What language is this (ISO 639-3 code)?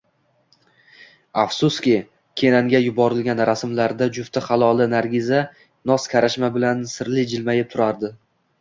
uzb